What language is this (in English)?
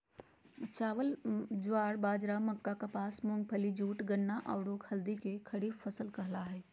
Magahi